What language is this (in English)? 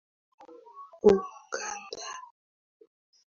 Swahili